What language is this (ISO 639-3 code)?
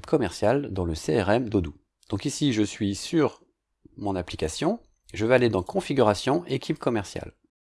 fra